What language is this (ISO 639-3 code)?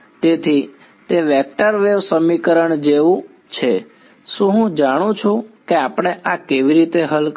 guj